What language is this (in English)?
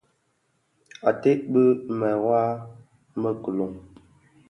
Bafia